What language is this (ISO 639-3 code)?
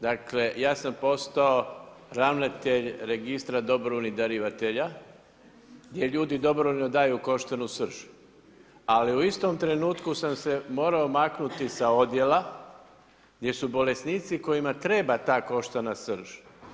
hrv